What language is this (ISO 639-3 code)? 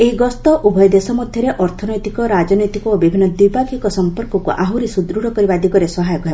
ori